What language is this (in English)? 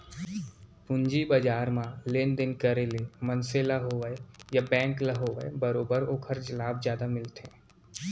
Chhattisgarhi